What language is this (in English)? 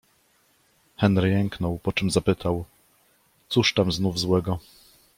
Polish